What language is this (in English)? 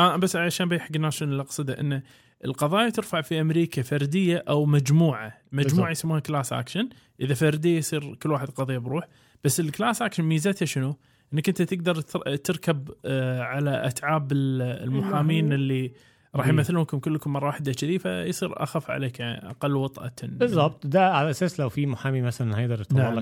Arabic